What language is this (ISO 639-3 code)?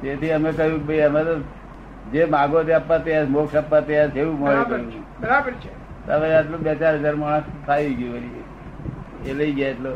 guj